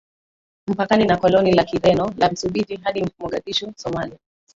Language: Swahili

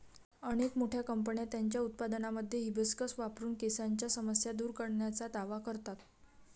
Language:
Marathi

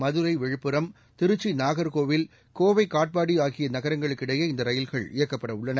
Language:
Tamil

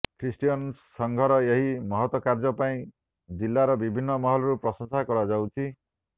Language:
Odia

